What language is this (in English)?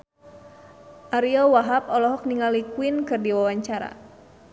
Sundanese